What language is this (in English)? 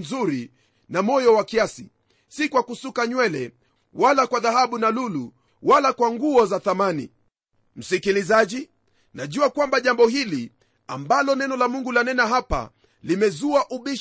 Swahili